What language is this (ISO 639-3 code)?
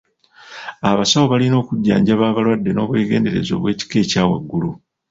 lug